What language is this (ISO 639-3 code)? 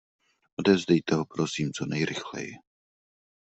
ces